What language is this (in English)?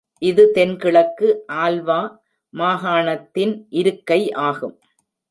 Tamil